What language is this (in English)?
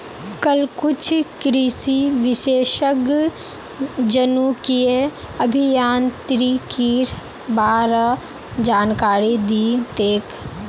Magahi